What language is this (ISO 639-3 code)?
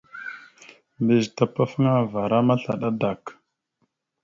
mxu